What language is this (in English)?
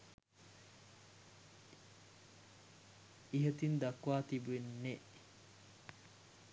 Sinhala